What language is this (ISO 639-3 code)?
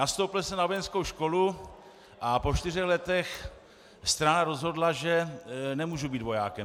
ces